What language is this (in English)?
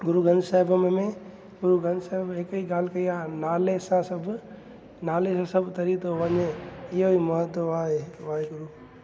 Sindhi